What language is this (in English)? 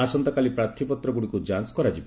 Odia